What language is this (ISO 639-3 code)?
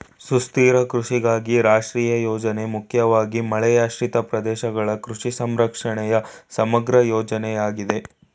kan